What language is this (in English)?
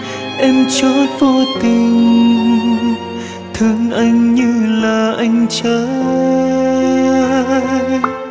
Vietnamese